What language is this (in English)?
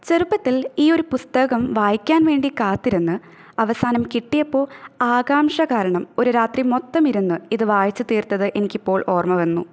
Malayalam